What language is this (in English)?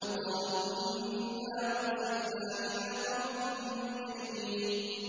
Arabic